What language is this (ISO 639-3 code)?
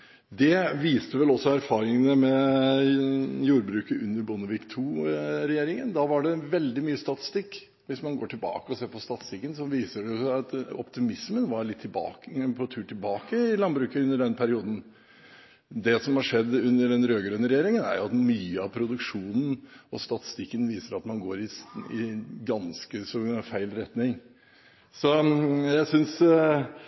nob